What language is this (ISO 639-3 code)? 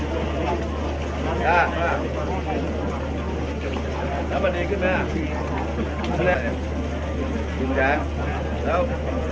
tha